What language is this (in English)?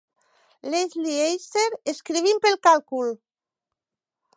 Catalan